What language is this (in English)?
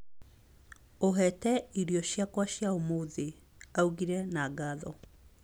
Kikuyu